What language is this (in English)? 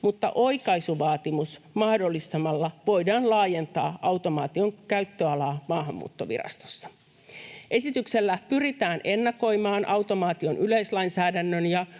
Finnish